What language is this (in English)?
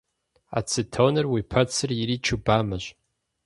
Kabardian